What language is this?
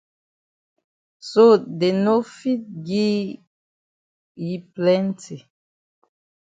Cameroon Pidgin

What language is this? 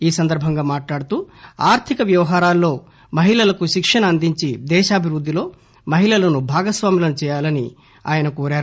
Telugu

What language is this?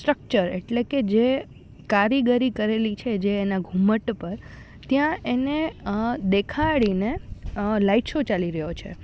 Gujarati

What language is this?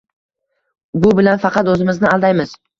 Uzbek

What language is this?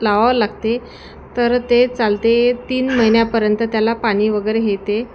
Marathi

